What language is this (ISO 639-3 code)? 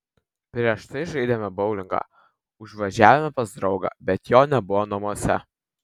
lit